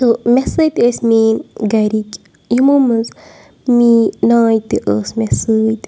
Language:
Kashmiri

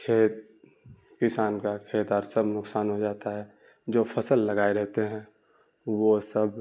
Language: Urdu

